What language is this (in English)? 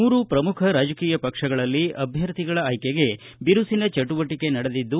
Kannada